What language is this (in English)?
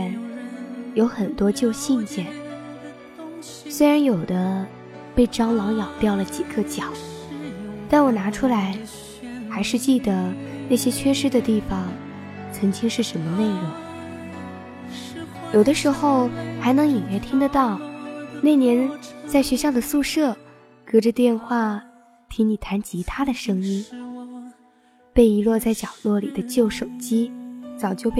Chinese